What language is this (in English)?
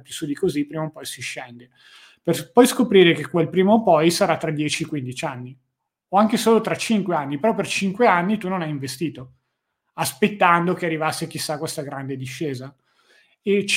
Italian